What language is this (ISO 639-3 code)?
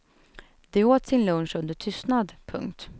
swe